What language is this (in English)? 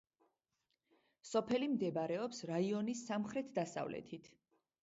Georgian